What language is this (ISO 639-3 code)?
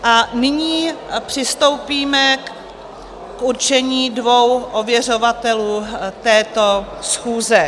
ces